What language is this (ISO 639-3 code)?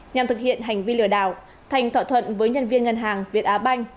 vie